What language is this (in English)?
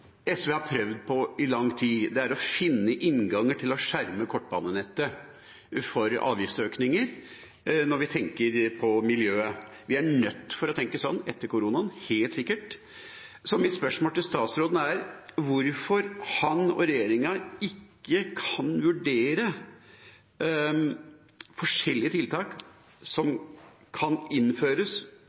Norwegian Nynorsk